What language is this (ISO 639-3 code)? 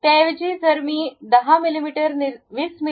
mar